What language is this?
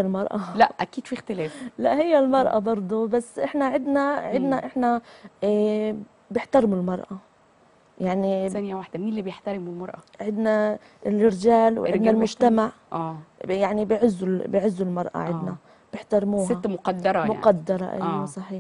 Arabic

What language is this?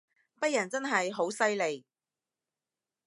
Cantonese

